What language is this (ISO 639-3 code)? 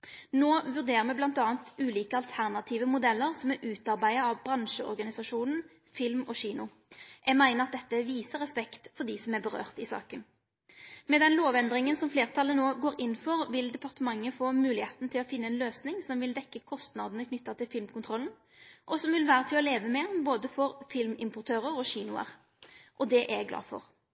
nno